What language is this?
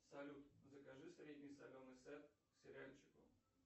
Russian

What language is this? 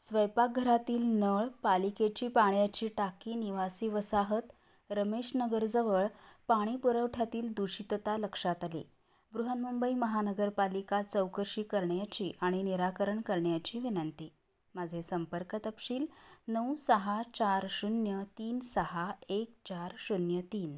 Marathi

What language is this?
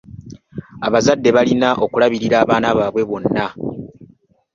Ganda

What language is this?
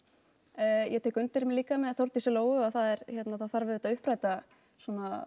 Icelandic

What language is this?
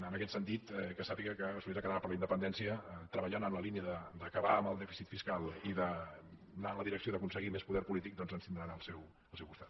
Catalan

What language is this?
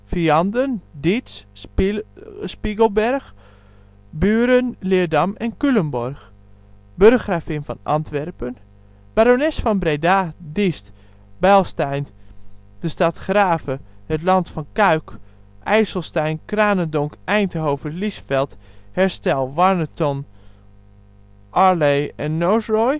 Dutch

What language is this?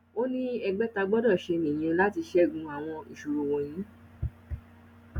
Yoruba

